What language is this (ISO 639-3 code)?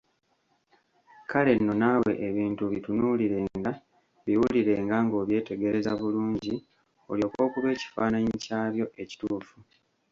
lug